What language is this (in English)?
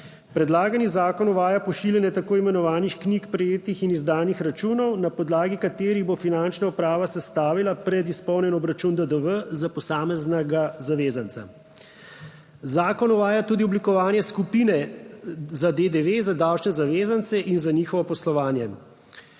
Slovenian